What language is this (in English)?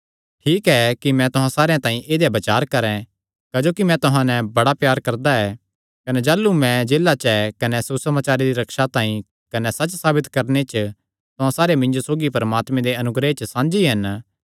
Kangri